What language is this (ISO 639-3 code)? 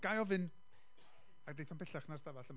cym